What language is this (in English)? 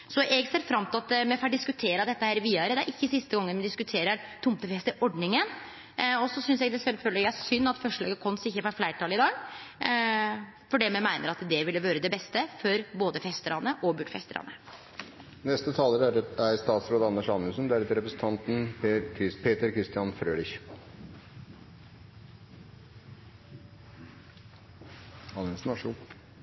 Norwegian Nynorsk